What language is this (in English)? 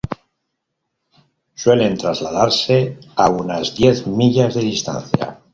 Spanish